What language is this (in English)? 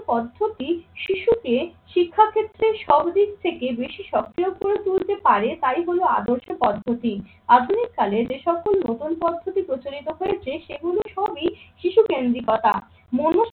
Bangla